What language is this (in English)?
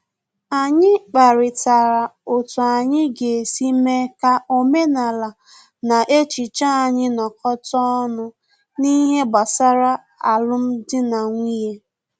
Igbo